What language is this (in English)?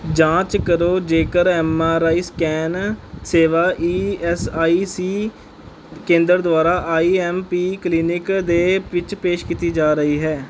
Punjabi